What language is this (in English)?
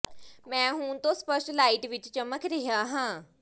Punjabi